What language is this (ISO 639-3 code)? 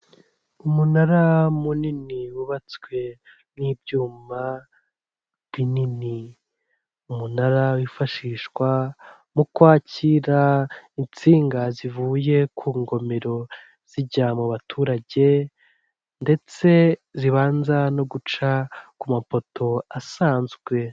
kin